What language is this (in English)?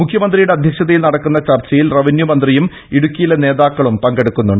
Malayalam